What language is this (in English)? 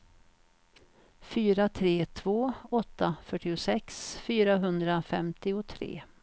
Swedish